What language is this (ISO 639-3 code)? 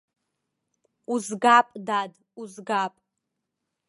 abk